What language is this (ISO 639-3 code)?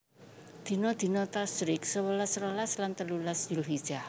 jav